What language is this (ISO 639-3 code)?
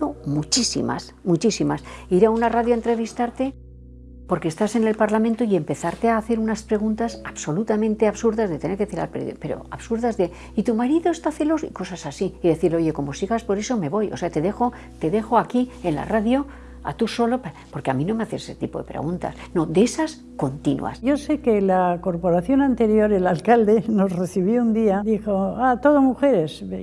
spa